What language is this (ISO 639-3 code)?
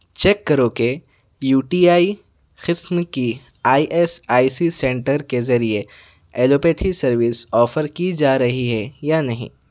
urd